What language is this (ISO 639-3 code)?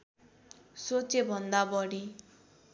nep